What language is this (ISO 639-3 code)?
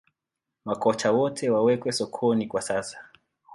swa